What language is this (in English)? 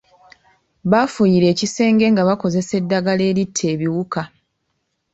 Ganda